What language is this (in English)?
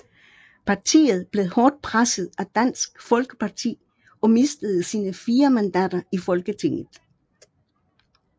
Danish